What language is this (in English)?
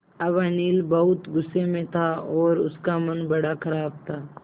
Hindi